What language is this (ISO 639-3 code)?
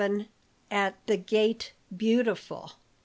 eng